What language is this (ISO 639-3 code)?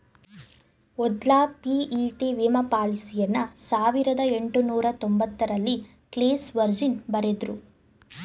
kan